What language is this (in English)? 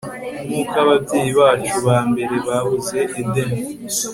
Kinyarwanda